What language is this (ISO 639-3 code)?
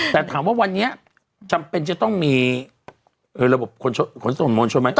tha